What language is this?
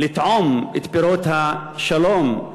Hebrew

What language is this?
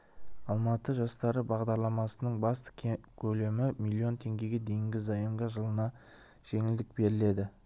Kazakh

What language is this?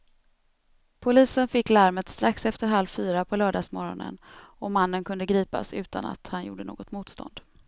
Swedish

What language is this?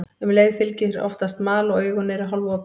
Icelandic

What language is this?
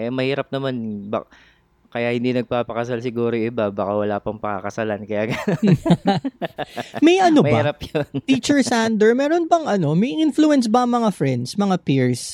Filipino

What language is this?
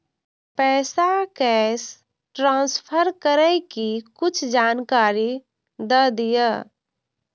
Maithili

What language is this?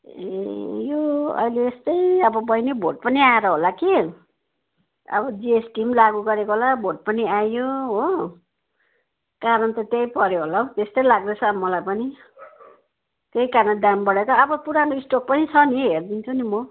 Nepali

